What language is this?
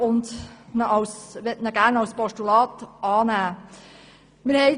Swiss German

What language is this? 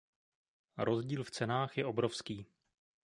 Czech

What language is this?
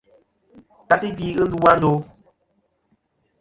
Kom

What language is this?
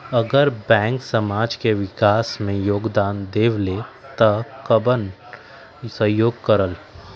Magahi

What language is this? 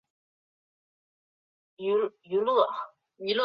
Chinese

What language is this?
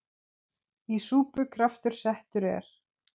Icelandic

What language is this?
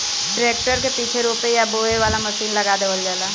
Bhojpuri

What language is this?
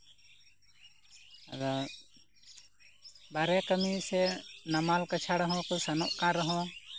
Santali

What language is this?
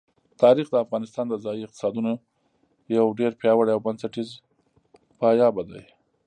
Pashto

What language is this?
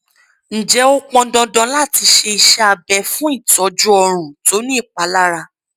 Yoruba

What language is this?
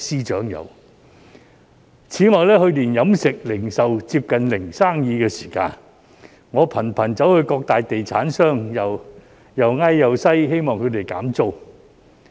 Cantonese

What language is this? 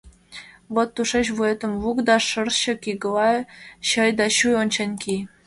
Mari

